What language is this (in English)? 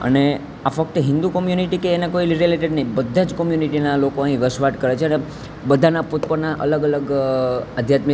Gujarati